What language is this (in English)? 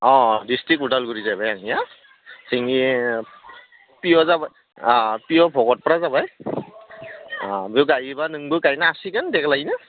Bodo